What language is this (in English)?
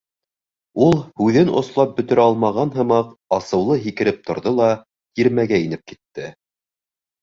Bashkir